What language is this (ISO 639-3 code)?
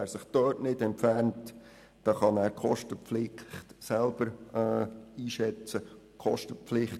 gsw